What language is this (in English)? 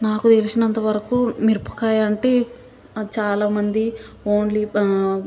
Telugu